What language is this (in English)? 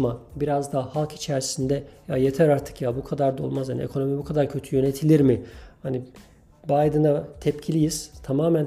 Turkish